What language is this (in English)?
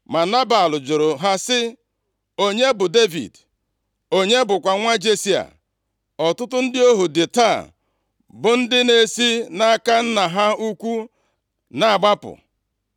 Igbo